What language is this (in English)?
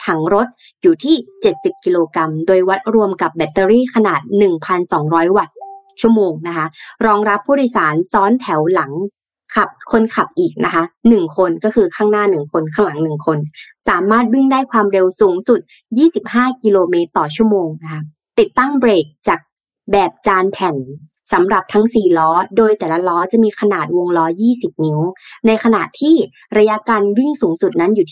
Thai